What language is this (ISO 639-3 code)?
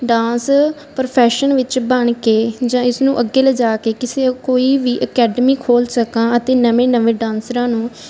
pan